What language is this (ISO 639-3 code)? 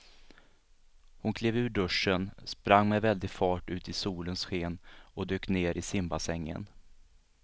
swe